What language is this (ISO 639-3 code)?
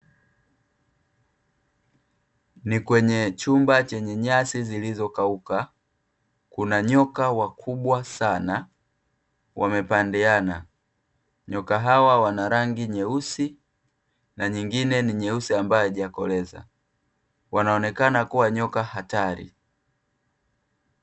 swa